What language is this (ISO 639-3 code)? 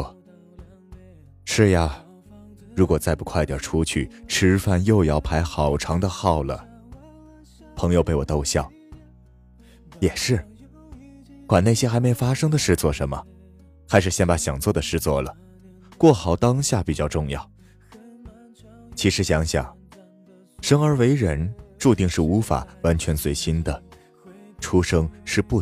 zho